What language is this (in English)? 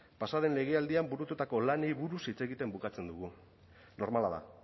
Basque